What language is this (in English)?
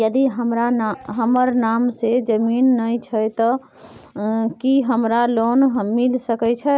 Maithili